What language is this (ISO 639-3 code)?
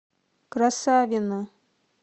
rus